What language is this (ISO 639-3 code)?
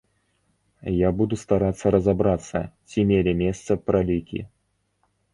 bel